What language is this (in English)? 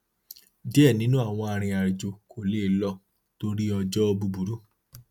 Yoruba